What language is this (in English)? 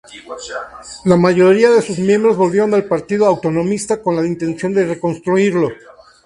Spanish